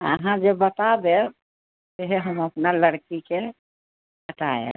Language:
Maithili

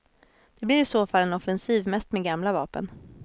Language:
Swedish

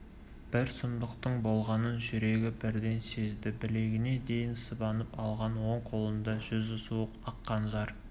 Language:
Kazakh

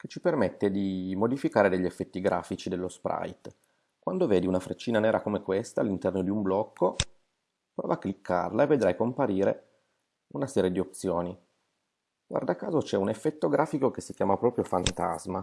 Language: Italian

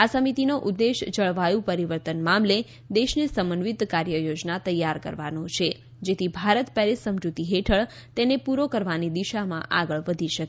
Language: Gujarati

